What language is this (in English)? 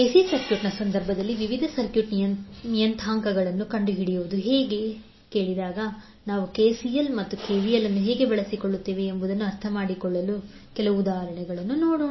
Kannada